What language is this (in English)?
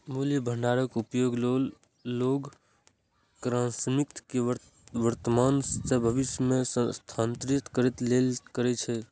Maithili